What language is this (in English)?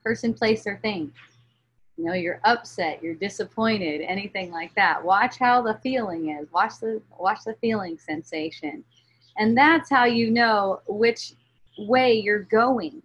English